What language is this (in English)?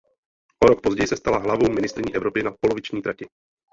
Czech